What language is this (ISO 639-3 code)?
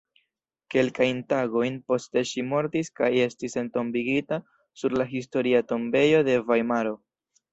epo